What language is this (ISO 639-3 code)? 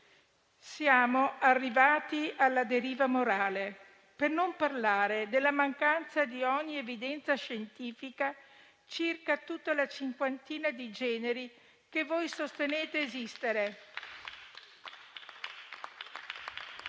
ita